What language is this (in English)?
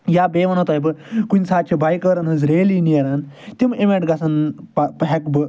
Kashmiri